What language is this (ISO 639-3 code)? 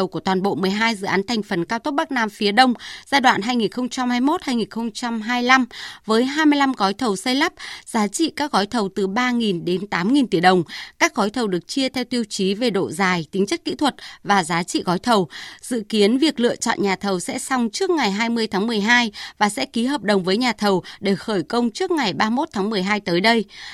vie